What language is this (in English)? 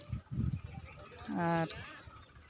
Santali